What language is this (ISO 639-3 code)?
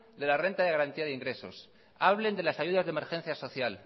spa